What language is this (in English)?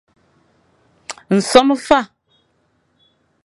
Fang